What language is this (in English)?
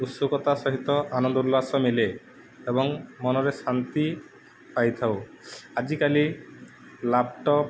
Odia